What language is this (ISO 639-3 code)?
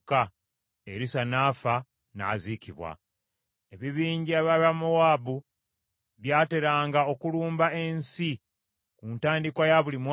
lug